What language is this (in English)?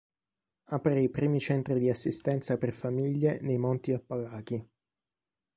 Italian